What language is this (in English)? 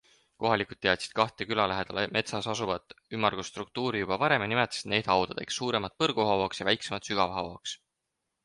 Estonian